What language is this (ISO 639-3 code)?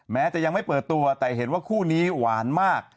tha